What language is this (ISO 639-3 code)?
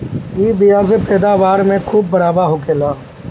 bho